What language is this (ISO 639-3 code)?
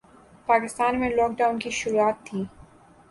urd